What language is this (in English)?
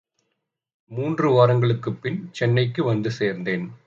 Tamil